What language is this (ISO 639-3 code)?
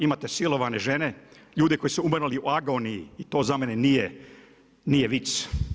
hrv